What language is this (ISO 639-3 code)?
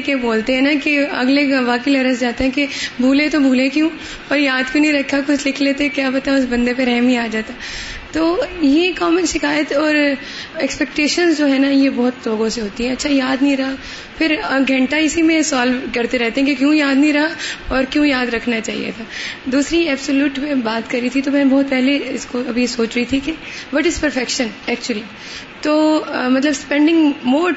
urd